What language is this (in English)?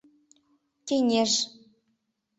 Mari